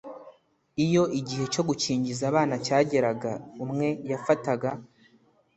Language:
Kinyarwanda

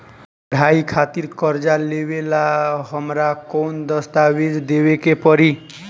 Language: Bhojpuri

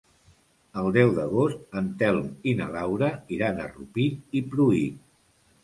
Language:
Catalan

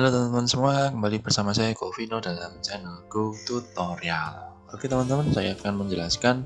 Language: Indonesian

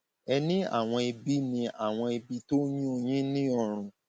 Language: Yoruba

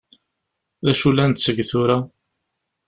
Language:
Kabyle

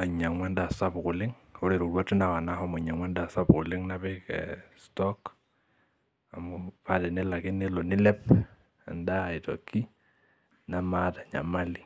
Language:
Masai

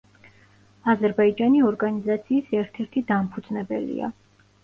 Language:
Georgian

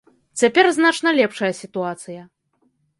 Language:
Belarusian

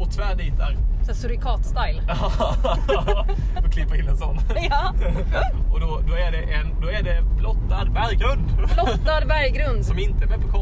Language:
Swedish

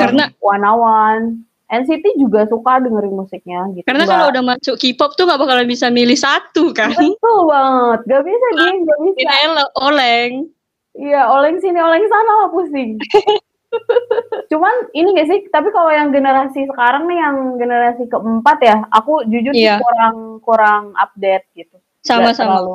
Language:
Indonesian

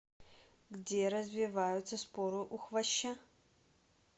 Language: Russian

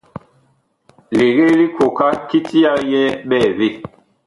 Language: Bakoko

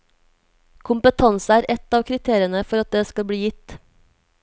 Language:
Norwegian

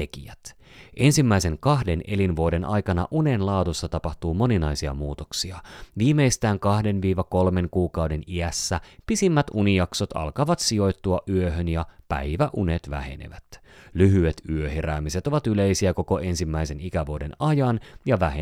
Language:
Finnish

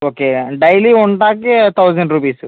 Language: Telugu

